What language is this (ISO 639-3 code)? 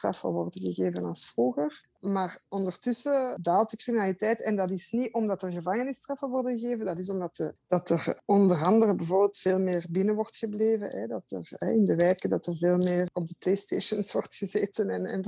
nld